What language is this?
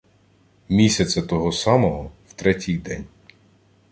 Ukrainian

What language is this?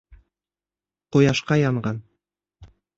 Bashkir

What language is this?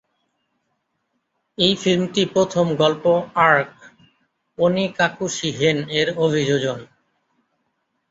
Bangla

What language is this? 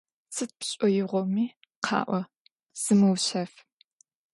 Adyghe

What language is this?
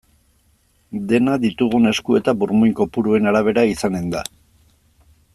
Basque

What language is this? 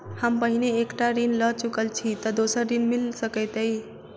Maithili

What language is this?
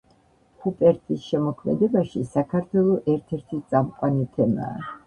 Georgian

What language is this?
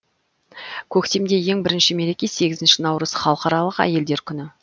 Kazakh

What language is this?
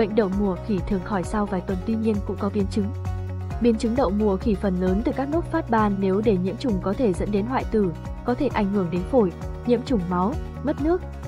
Vietnamese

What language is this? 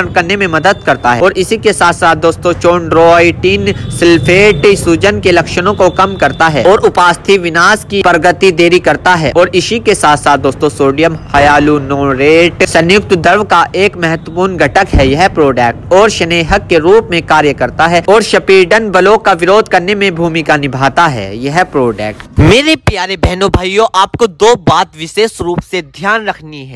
Hindi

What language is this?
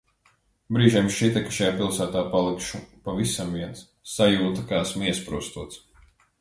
Latvian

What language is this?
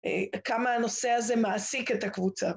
Hebrew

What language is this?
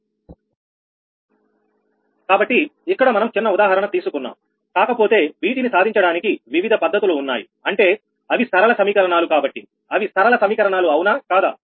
Telugu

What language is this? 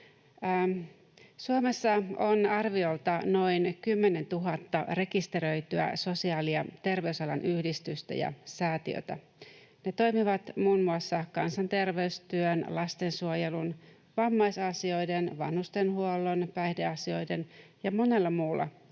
Finnish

